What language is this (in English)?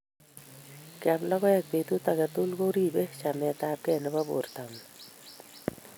Kalenjin